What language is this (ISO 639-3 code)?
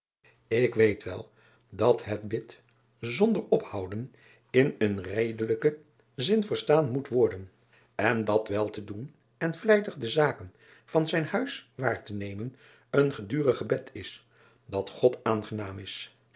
nld